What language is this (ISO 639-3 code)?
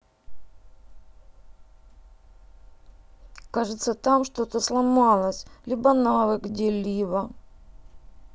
rus